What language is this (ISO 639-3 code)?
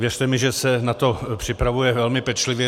ces